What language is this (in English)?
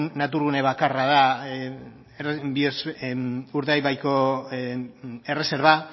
Basque